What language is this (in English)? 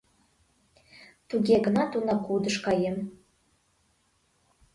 Mari